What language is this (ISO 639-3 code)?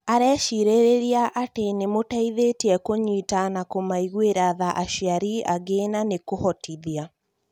kik